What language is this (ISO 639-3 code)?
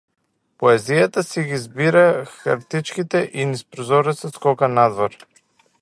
mkd